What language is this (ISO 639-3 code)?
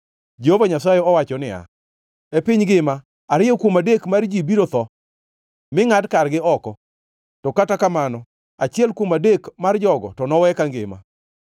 luo